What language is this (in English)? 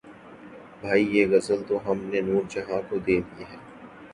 Urdu